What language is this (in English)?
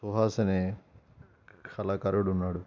Telugu